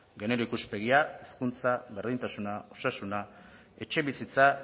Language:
Basque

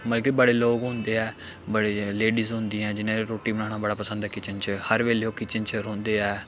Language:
Dogri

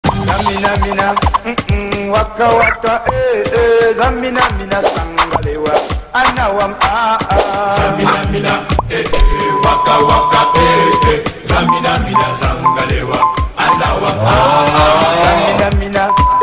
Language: Arabic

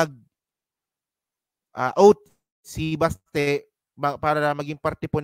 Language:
Filipino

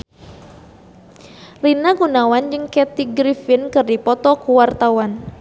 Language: Sundanese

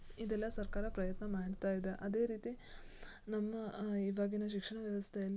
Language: Kannada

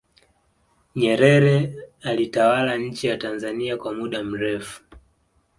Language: Swahili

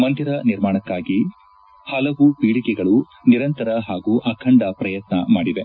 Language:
Kannada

